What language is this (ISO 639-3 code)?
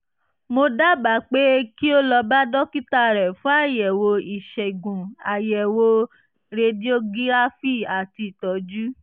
yor